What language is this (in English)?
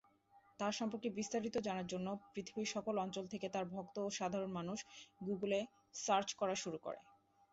Bangla